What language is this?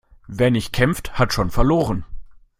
German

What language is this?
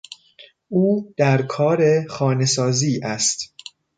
Persian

